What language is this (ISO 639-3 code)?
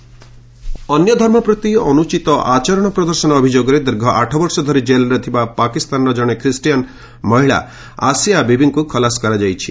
ori